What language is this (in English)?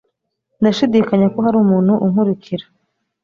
Kinyarwanda